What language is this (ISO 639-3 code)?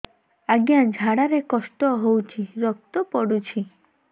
ori